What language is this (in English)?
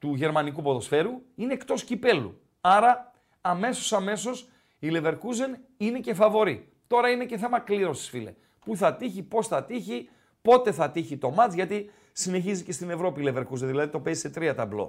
Greek